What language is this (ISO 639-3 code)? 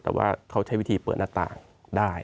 tha